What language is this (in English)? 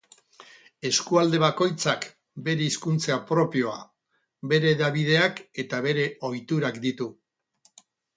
Basque